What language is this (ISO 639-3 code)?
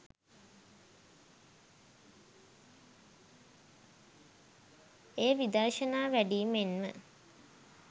sin